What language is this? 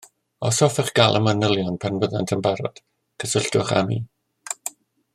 Welsh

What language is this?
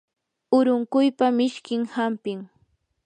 Yanahuanca Pasco Quechua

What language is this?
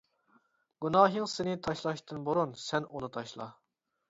Uyghur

